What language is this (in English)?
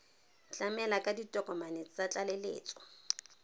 Tswana